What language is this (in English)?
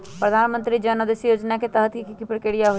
Magahi